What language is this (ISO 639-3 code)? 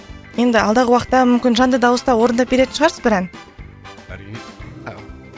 kaz